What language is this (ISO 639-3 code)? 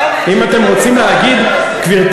heb